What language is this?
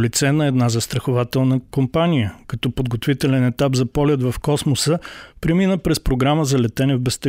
Bulgarian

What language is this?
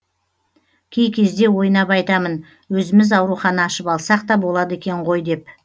Kazakh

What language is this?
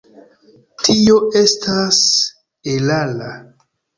Esperanto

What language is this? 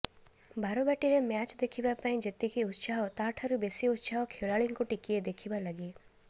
Odia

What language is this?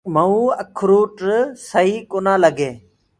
Gurgula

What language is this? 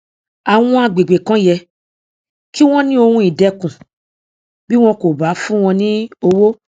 Yoruba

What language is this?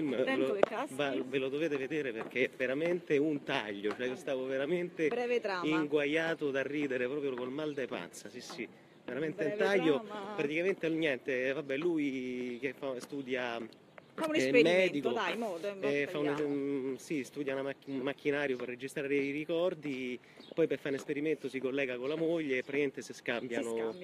Italian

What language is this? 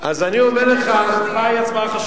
Hebrew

